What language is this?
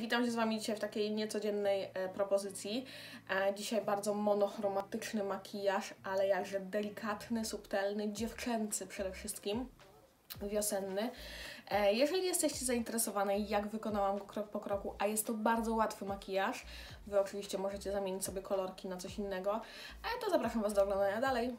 Polish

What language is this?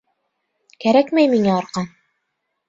Bashkir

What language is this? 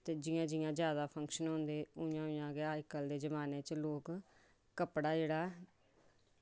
Dogri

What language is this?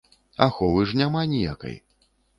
Belarusian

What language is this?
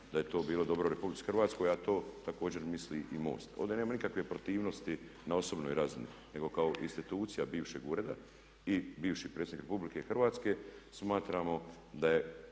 Croatian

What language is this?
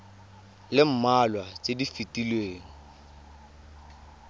Tswana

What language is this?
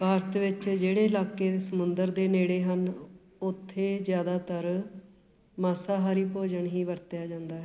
Punjabi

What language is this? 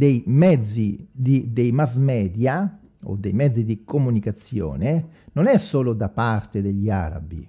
Italian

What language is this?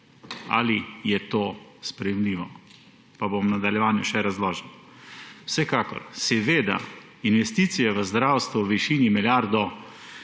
Slovenian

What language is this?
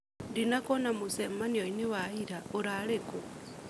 Kikuyu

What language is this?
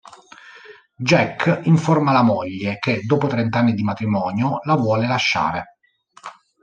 Italian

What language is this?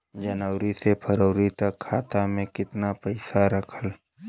Bhojpuri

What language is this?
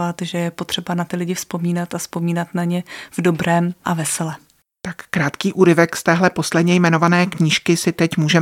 Czech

